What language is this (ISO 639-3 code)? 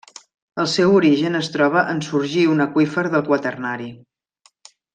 cat